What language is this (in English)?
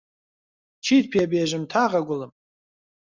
Central Kurdish